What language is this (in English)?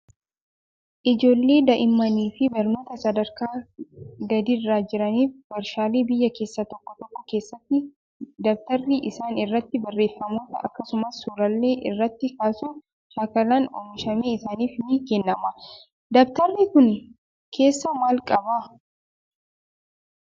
Oromo